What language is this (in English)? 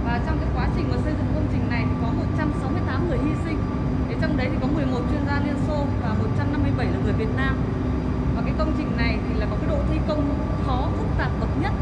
Vietnamese